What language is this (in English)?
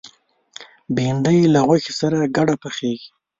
Pashto